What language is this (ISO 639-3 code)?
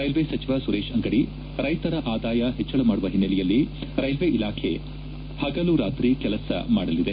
kan